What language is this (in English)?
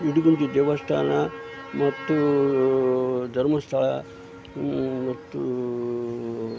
Kannada